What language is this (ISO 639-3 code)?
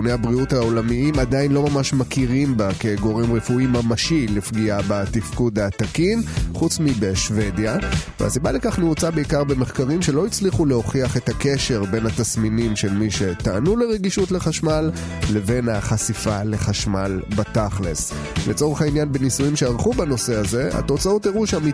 heb